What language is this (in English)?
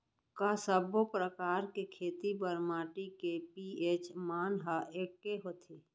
Chhattisgarhi